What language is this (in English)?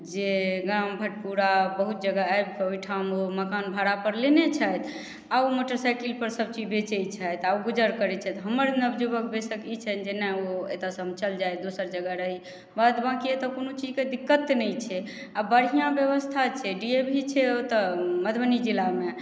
Maithili